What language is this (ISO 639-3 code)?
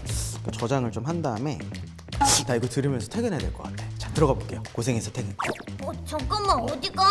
kor